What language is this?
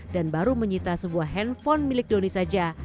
Indonesian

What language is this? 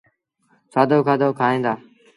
Sindhi Bhil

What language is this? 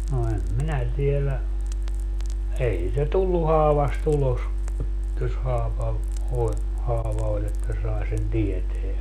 Finnish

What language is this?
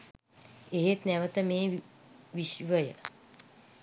Sinhala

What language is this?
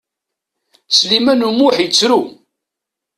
Kabyle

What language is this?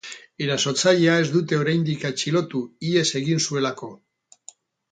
Basque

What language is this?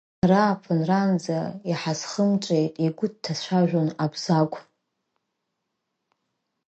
Abkhazian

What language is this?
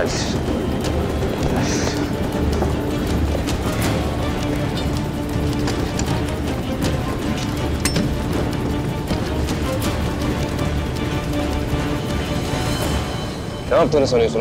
Turkish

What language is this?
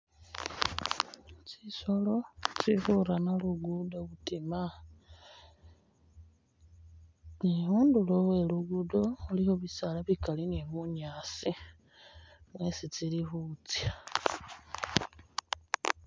Masaaba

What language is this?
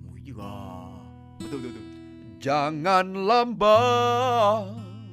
Malay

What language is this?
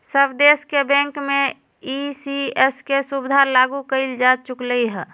Magahi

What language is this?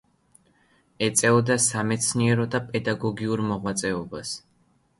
Georgian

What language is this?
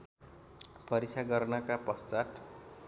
Nepali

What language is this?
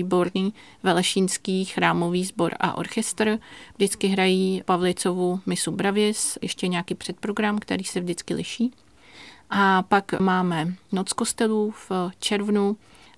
Czech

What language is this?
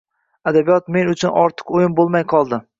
Uzbek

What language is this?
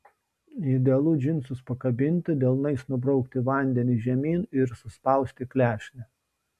Lithuanian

